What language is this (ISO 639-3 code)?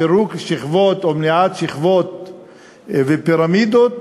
heb